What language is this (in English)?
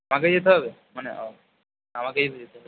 Bangla